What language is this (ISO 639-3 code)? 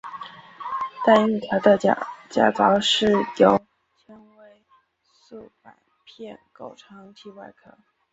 zho